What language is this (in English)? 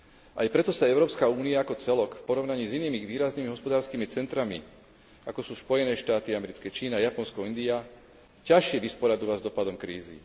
Slovak